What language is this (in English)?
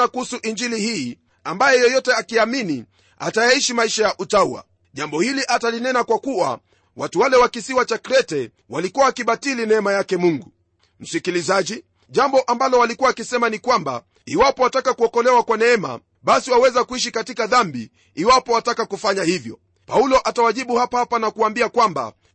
Swahili